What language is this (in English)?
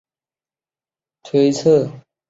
Chinese